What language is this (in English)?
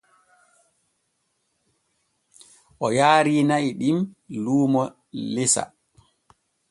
Borgu Fulfulde